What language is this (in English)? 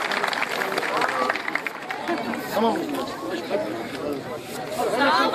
Turkish